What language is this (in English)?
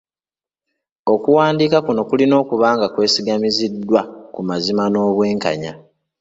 Ganda